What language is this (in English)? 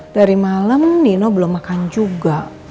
Indonesian